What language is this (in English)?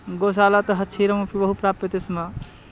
Sanskrit